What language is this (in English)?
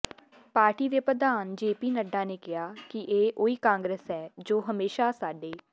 Punjabi